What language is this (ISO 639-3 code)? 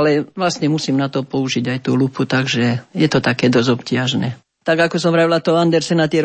slk